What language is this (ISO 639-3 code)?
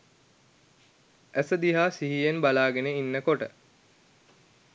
sin